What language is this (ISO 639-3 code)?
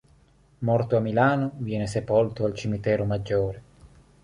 ita